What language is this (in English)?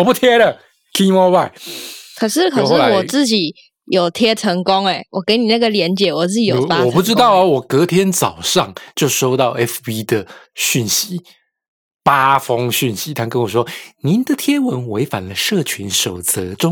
Chinese